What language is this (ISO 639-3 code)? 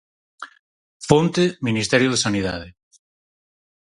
glg